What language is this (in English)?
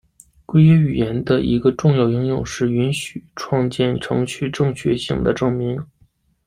Chinese